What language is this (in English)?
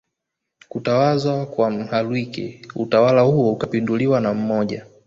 Swahili